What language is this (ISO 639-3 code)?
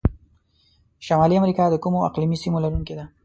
pus